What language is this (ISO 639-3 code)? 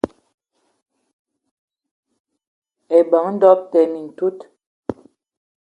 eto